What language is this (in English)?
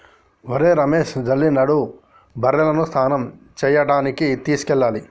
Telugu